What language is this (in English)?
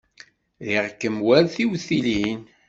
Kabyle